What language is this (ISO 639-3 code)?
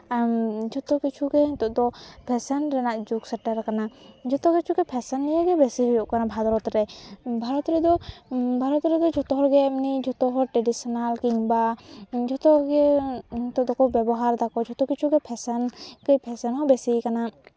sat